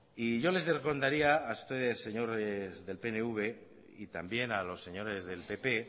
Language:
Spanish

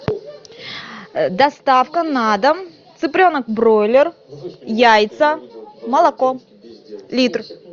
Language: Russian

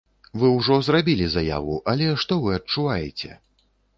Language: Belarusian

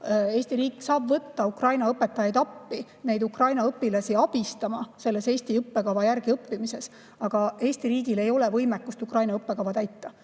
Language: Estonian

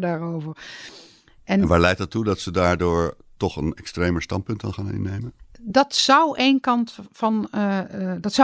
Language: Dutch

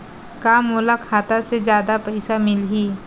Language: Chhattisgarhi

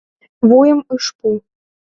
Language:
Mari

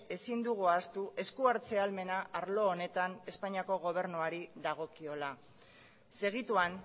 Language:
Basque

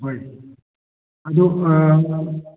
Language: Manipuri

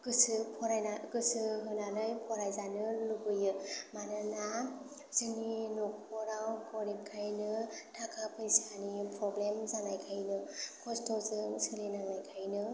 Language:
Bodo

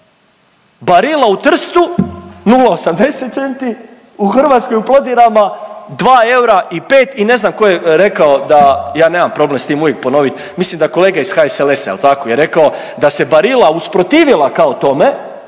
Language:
Croatian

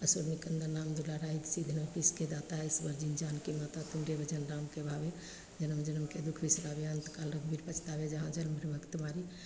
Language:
Maithili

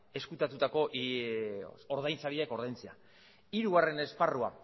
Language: Basque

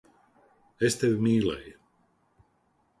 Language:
Latvian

